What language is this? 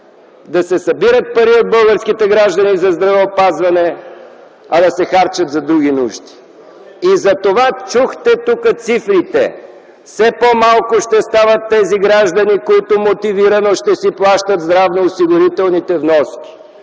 Bulgarian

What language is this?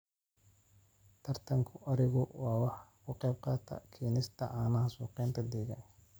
Somali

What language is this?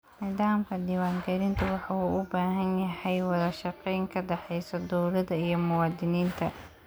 Somali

